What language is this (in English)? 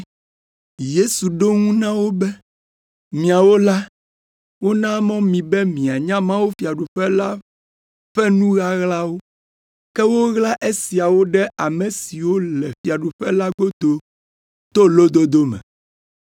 Ewe